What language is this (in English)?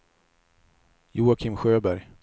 Swedish